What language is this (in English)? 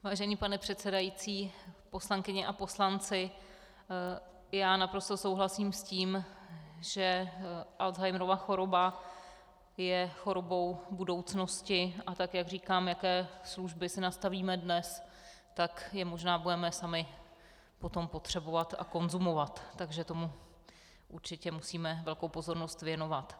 Czech